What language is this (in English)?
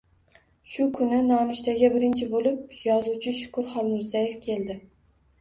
Uzbek